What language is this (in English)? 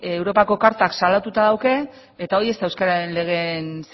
Basque